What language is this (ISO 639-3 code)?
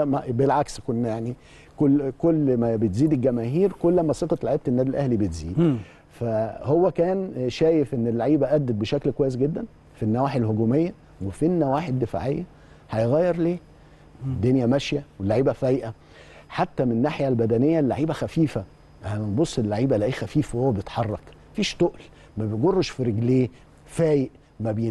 ara